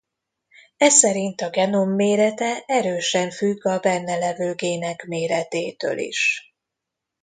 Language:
Hungarian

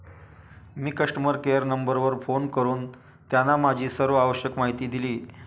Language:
Marathi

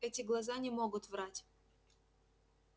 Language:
Russian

